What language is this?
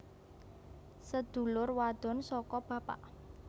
Javanese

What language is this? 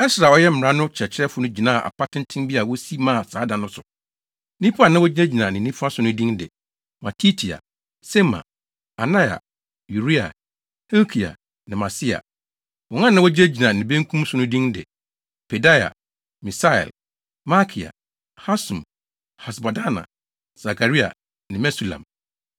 Akan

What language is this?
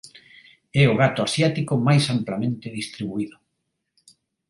Galician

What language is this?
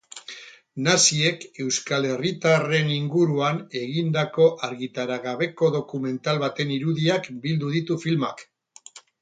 Basque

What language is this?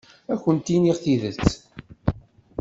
Kabyle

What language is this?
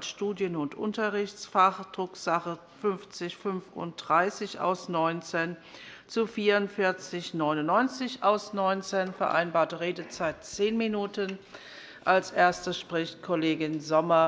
German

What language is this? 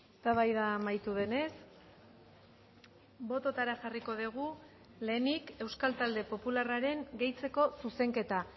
Basque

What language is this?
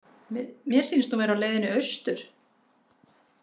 Icelandic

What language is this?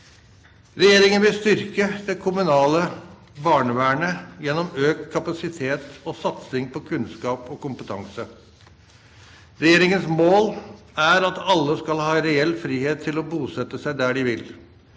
Norwegian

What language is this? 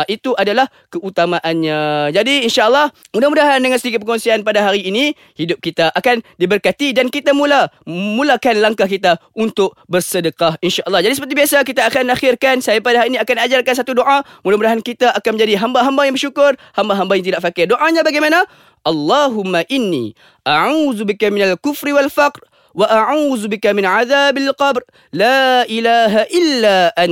Malay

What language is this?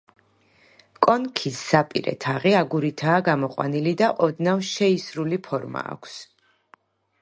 Georgian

